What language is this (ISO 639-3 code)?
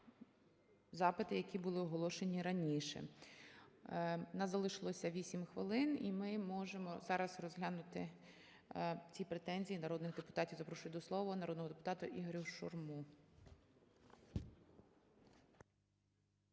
ukr